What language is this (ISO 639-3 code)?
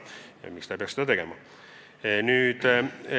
est